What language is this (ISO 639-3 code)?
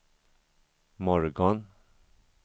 swe